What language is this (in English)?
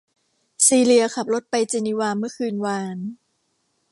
Thai